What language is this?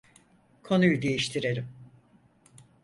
Turkish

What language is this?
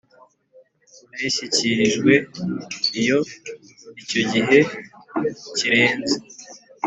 Kinyarwanda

